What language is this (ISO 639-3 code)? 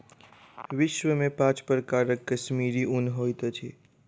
mai